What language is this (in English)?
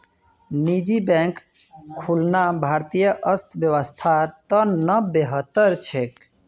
Magahi